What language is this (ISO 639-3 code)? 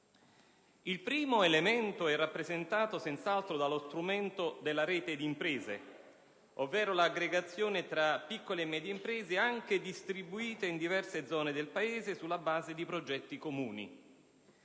ita